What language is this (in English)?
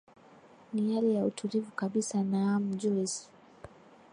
Swahili